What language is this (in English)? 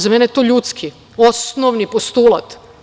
Serbian